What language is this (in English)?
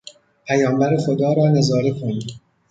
Persian